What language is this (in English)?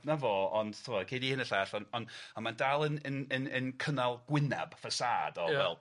Welsh